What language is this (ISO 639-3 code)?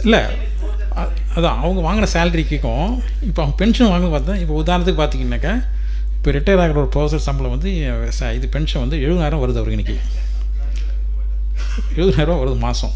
tam